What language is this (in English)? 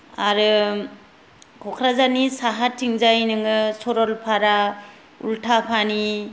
Bodo